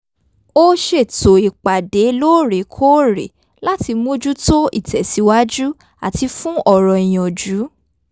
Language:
Yoruba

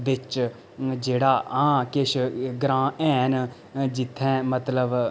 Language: Dogri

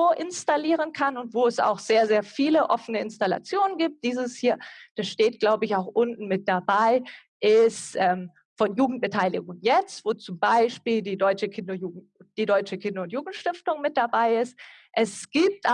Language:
German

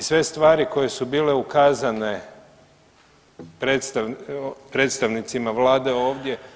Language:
Croatian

